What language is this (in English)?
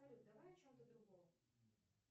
Russian